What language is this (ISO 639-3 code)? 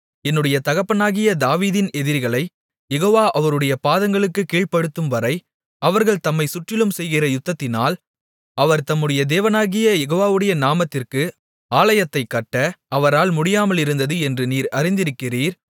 tam